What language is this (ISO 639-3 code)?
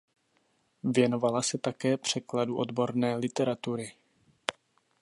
ces